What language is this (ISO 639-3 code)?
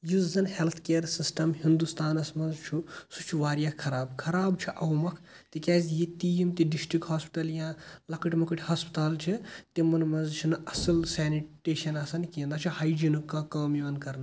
kas